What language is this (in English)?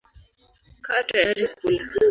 Swahili